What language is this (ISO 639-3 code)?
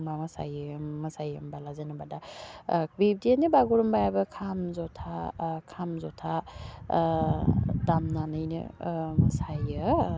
brx